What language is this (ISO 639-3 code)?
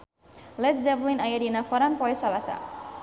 sun